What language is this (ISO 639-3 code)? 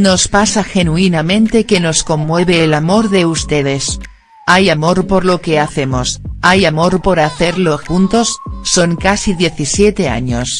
spa